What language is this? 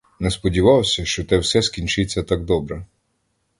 Ukrainian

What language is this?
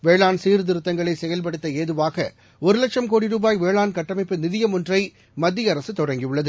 Tamil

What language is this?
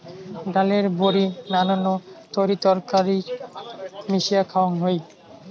Bangla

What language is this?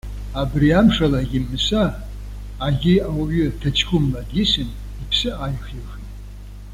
Abkhazian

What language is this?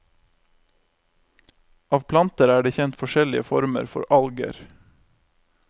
Norwegian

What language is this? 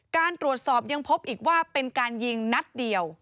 Thai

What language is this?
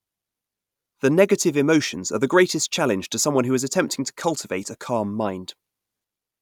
English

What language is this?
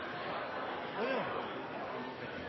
Norwegian Bokmål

